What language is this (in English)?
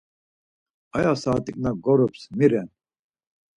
Laz